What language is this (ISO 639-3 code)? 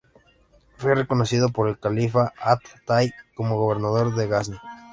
spa